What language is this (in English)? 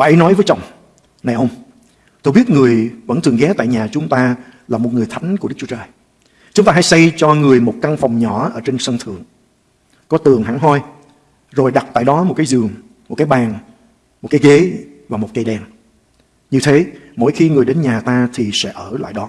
Vietnamese